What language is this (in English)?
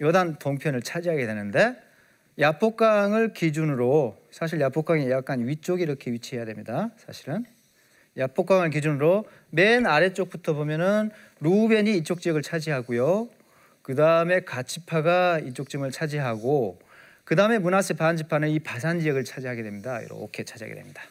Korean